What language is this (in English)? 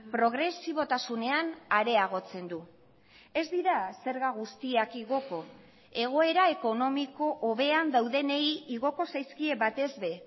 Basque